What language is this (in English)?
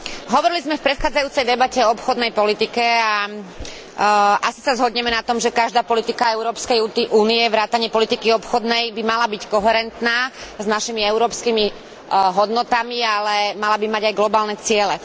Slovak